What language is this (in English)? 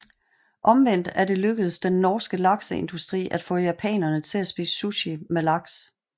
Danish